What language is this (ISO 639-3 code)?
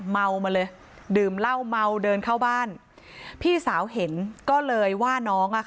tha